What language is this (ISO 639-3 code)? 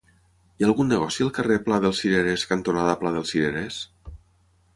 cat